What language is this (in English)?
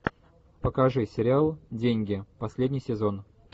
Russian